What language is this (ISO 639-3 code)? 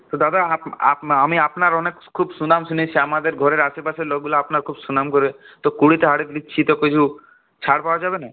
ben